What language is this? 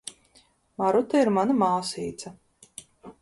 Latvian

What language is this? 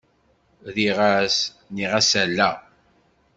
Kabyle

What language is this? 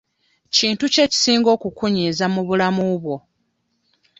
Ganda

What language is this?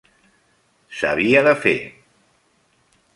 Catalan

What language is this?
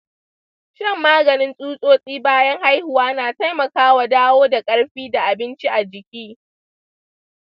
Hausa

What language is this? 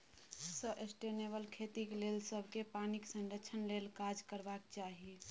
Maithili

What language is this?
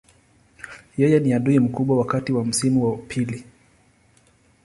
Swahili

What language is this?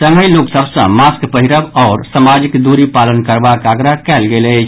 Maithili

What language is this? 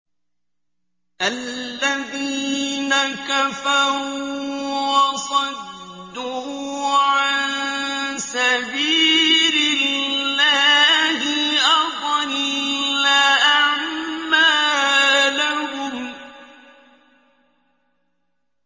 Arabic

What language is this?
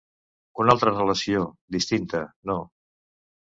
Catalan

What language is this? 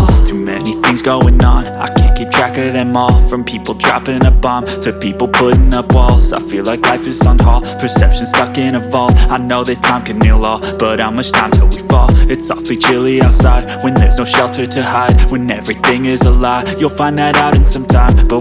English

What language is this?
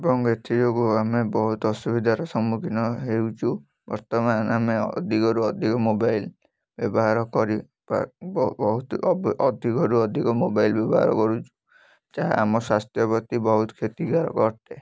Odia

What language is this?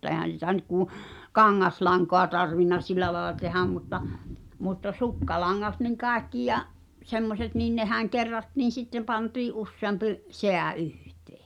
Finnish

